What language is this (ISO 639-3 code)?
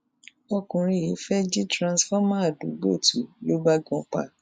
yor